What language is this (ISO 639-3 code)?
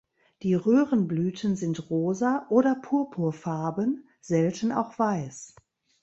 deu